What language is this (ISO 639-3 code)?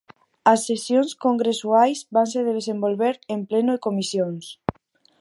glg